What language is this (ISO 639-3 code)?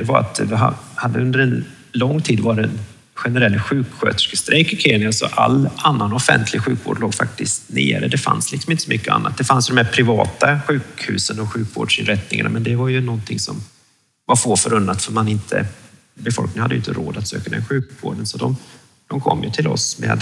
swe